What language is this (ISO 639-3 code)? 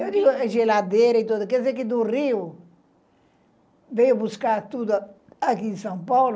por